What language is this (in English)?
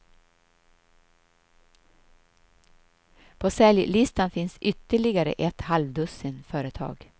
Swedish